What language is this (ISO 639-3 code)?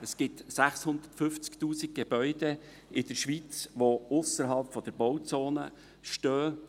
gsw